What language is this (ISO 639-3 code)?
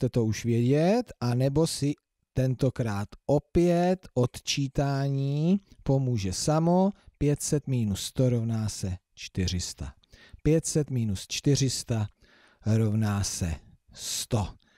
ces